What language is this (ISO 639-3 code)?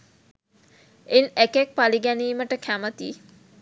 sin